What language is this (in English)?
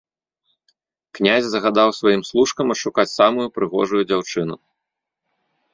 Belarusian